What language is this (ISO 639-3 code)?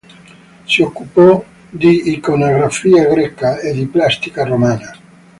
ita